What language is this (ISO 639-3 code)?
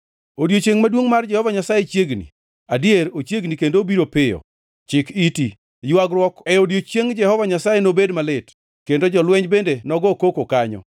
luo